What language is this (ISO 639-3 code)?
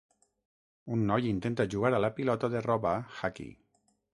cat